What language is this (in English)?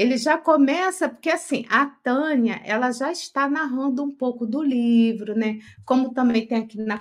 Portuguese